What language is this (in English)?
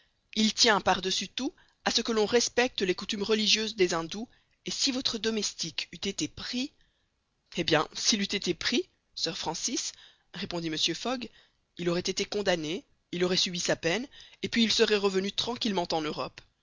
French